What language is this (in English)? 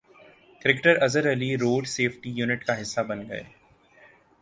Urdu